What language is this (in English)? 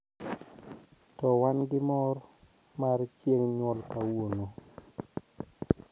Luo (Kenya and Tanzania)